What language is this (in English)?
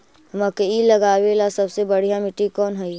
Magahi